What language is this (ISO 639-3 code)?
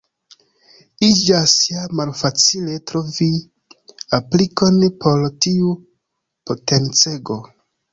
epo